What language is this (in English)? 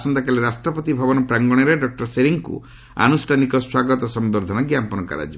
Odia